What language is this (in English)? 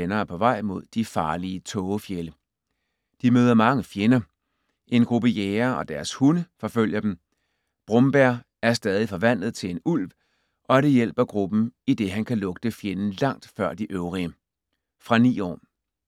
Danish